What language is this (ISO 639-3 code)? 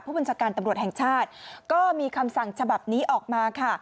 tha